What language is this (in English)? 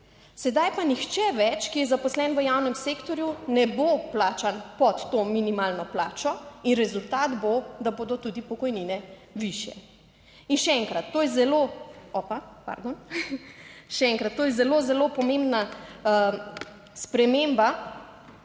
Slovenian